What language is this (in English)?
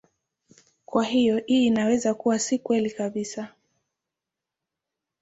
Swahili